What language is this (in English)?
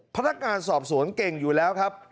Thai